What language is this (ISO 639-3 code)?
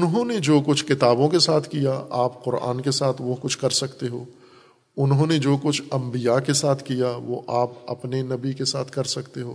urd